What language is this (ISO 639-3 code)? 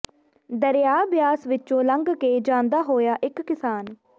pan